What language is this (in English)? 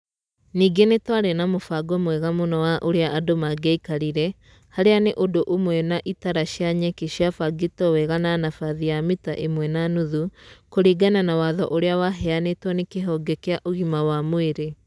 Kikuyu